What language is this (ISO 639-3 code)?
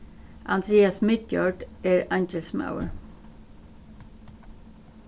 fao